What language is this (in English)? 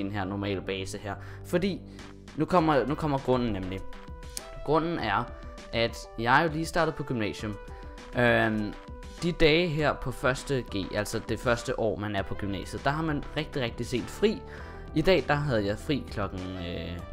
Danish